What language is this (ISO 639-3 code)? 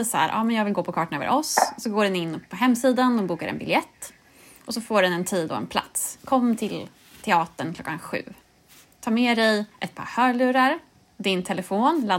swe